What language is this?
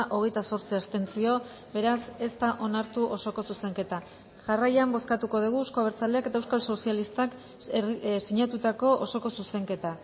Basque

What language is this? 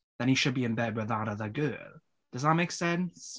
English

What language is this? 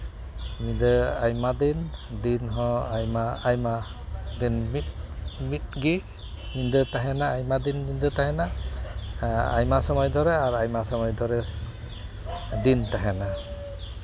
Santali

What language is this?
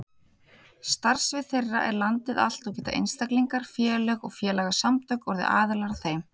Icelandic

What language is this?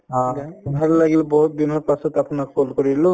Assamese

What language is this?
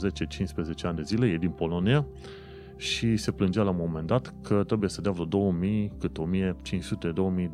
Romanian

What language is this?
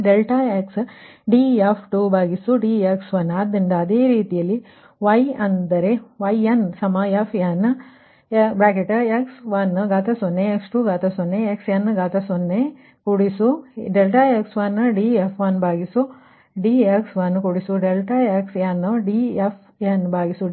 Kannada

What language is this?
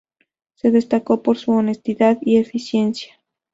Spanish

